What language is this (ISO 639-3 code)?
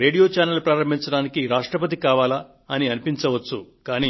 tel